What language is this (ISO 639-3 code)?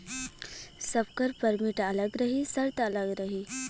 bho